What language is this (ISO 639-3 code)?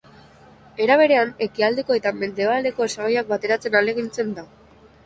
eus